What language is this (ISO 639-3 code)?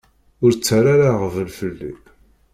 kab